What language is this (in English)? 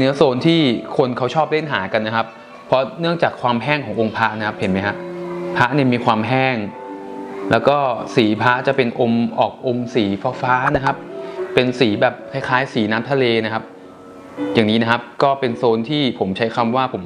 Thai